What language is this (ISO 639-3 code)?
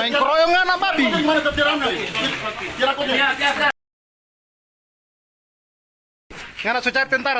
ind